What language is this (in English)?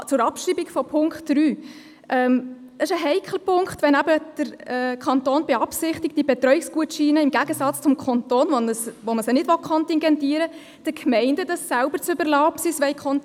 Swiss German